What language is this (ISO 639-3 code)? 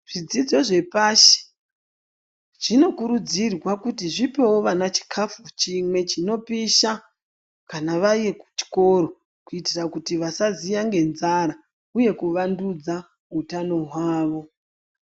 ndc